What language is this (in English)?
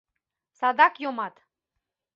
Mari